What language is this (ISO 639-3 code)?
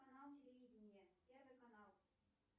rus